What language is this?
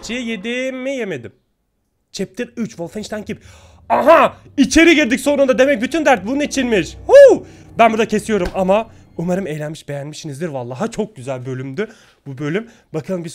Turkish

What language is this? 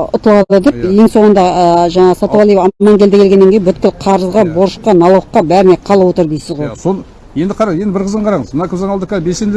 Turkish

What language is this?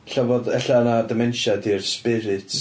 Welsh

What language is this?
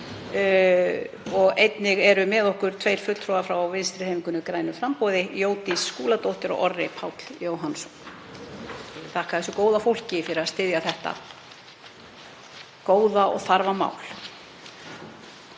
Icelandic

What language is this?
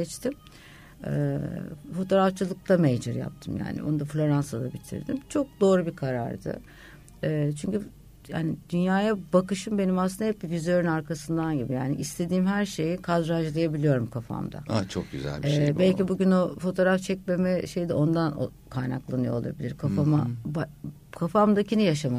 Turkish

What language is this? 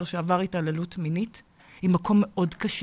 Hebrew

